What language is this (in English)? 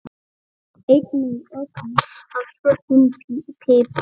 Icelandic